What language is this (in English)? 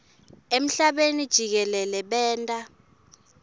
Swati